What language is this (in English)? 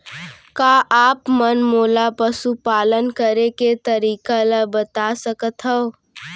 Chhattisgarhi